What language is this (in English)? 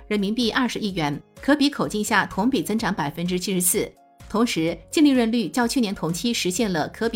Chinese